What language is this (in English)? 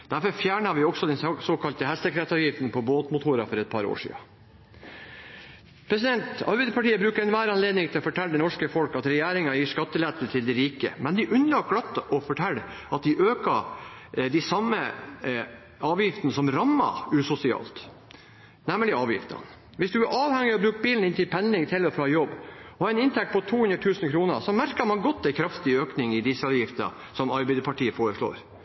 Norwegian Bokmål